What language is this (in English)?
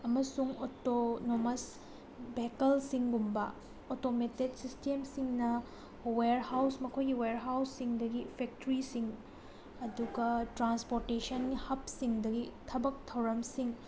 Manipuri